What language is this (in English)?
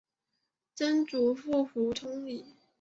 Chinese